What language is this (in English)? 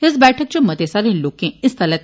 Dogri